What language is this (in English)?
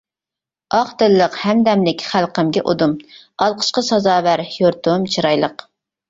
Uyghur